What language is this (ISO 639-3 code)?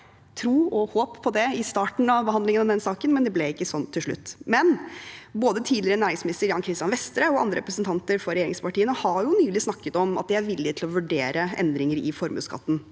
nor